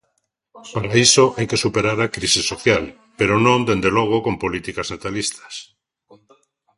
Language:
Galician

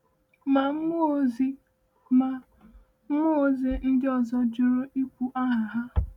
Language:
Igbo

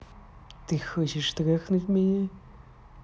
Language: Russian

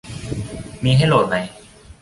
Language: Thai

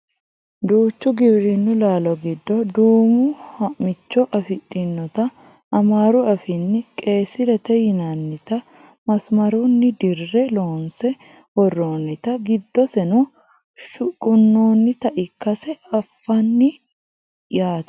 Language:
Sidamo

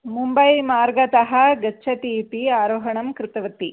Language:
Sanskrit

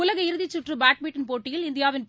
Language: Tamil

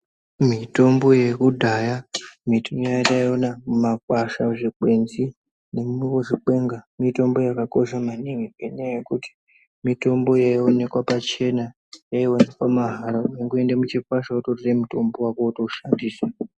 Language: Ndau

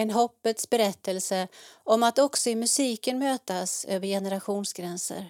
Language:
Swedish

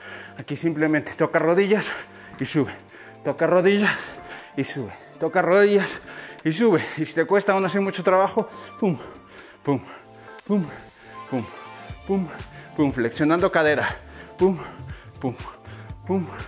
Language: Spanish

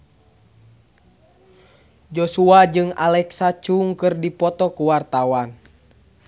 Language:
Sundanese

